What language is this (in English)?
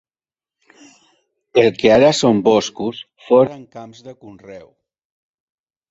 Catalan